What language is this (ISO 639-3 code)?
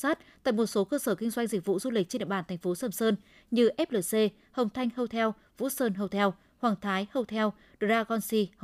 vie